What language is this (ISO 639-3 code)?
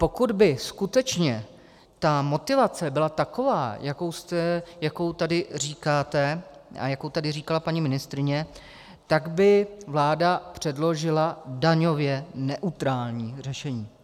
ces